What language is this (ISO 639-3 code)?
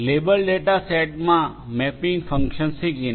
guj